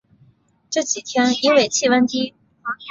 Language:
Chinese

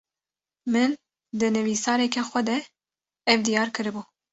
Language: Kurdish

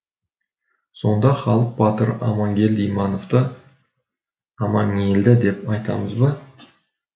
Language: Kazakh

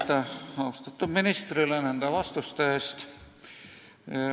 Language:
Estonian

